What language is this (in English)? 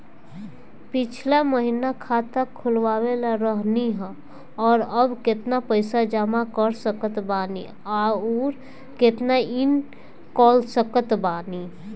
Bhojpuri